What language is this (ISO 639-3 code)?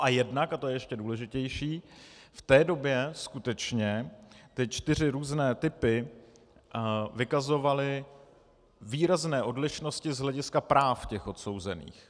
ces